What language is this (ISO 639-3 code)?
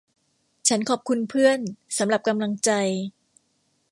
tha